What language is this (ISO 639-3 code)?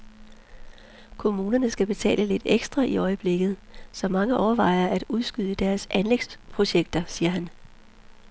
dan